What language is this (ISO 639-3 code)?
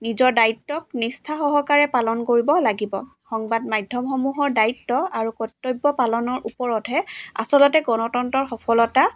asm